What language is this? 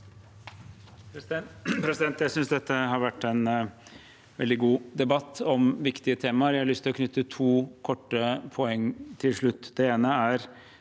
Norwegian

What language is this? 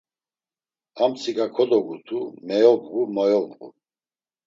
Laz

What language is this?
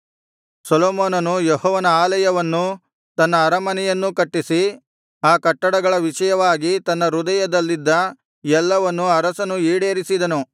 Kannada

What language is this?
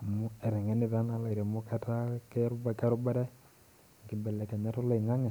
Masai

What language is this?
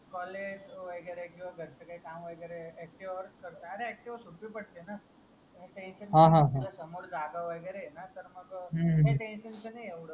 Marathi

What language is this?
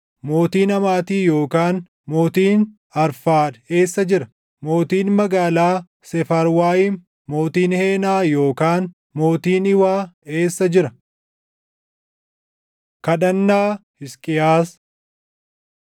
Oromo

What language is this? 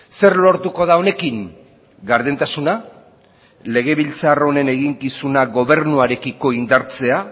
Basque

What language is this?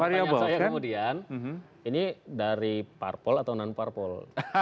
Indonesian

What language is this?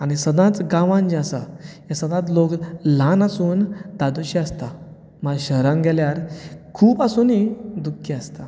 Konkani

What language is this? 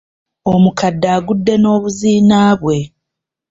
Ganda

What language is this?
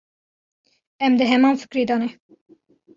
Kurdish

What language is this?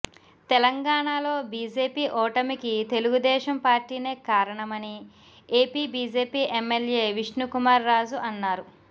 Telugu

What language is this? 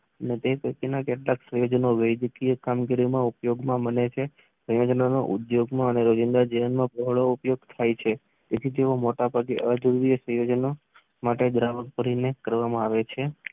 Gujarati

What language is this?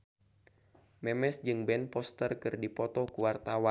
Sundanese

